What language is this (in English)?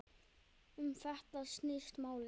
Icelandic